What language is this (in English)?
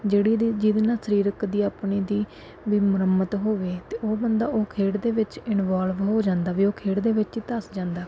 Punjabi